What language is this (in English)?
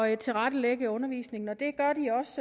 Danish